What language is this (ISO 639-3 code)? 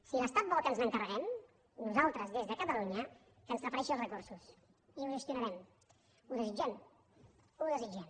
cat